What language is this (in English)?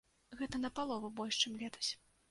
Belarusian